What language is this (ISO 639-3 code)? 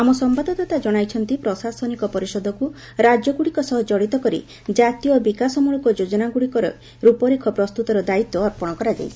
ori